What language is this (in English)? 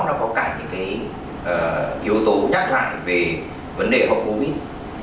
Vietnamese